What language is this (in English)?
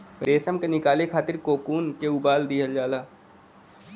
Bhojpuri